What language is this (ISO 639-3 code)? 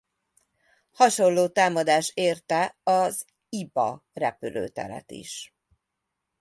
hun